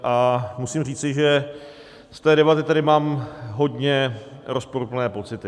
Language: Czech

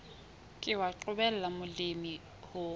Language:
Southern Sotho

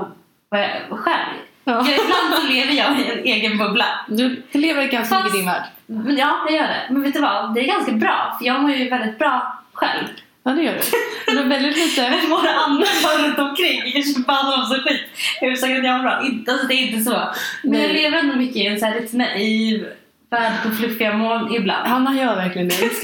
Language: Swedish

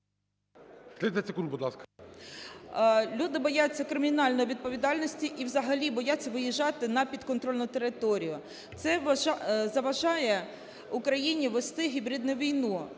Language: Ukrainian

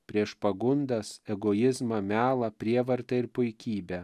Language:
Lithuanian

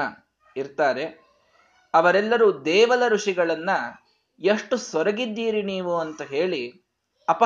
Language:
Kannada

